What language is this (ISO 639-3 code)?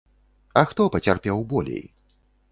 bel